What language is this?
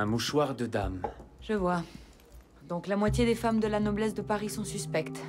French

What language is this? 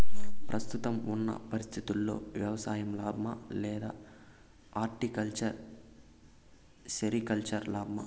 Telugu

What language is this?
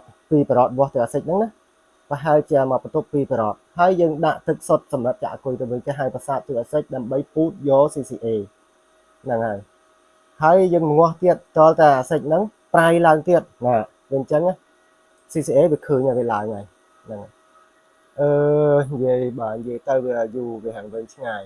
Vietnamese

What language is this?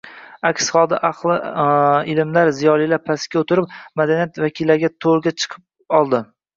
Uzbek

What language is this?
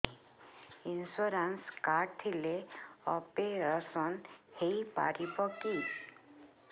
Odia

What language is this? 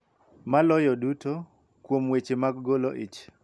Luo (Kenya and Tanzania)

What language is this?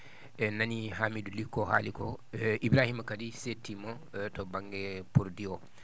Fula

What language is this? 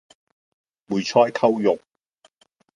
Cantonese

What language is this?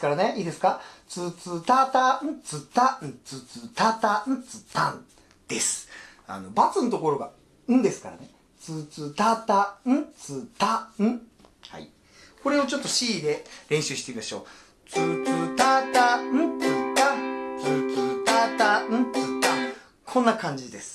Japanese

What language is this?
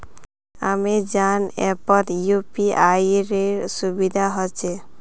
Magahi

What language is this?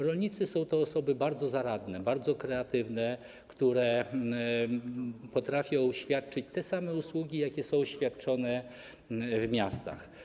Polish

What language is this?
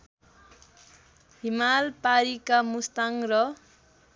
Nepali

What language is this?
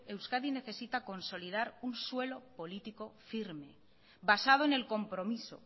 Spanish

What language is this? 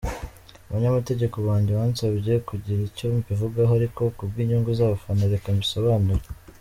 Kinyarwanda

